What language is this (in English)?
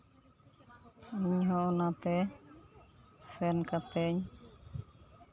Santali